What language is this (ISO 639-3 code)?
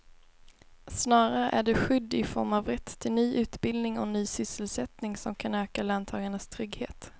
swe